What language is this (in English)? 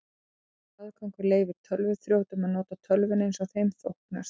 Icelandic